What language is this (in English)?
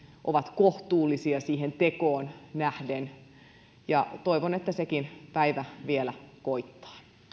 Finnish